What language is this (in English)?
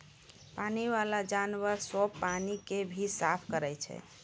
Maithili